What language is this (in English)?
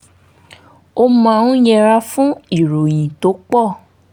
Yoruba